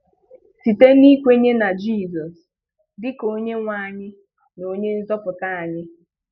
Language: Igbo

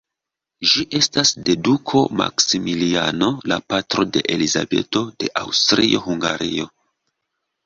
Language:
Esperanto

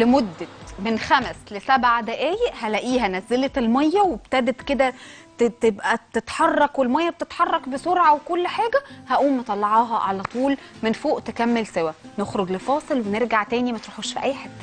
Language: Arabic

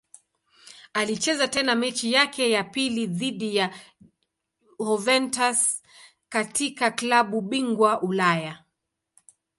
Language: Swahili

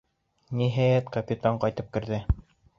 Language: Bashkir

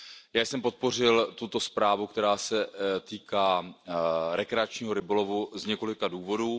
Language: Czech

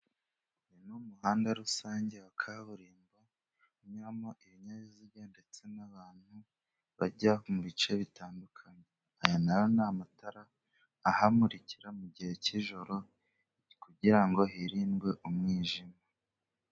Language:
Kinyarwanda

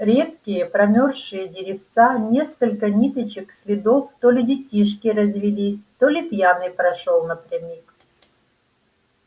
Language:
Russian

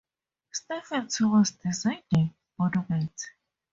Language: English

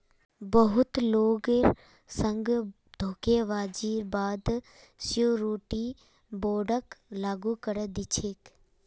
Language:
Magahi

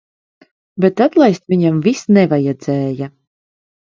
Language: Latvian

